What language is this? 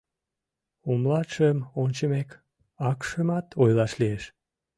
Mari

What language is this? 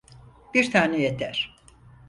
Turkish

